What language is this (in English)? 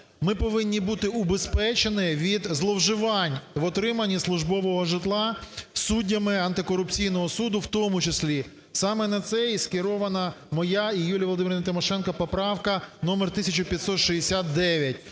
Ukrainian